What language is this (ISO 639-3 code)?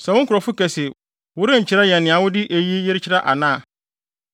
aka